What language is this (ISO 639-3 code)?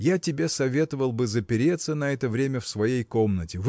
rus